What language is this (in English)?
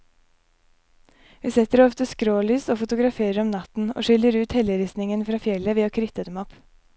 Norwegian